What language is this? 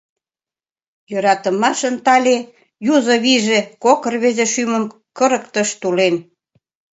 Mari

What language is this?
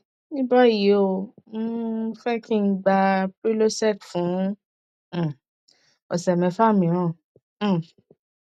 Yoruba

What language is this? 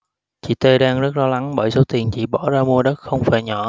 Vietnamese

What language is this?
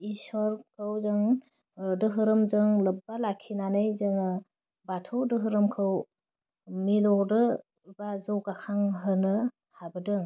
Bodo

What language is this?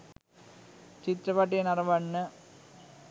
Sinhala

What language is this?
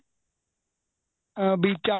Punjabi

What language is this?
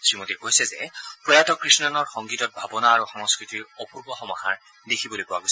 Assamese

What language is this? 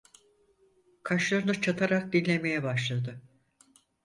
Turkish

